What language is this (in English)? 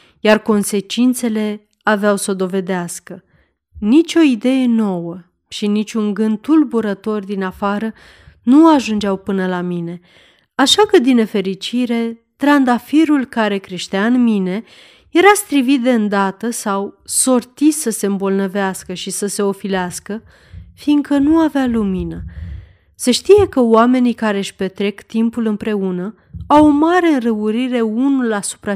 Romanian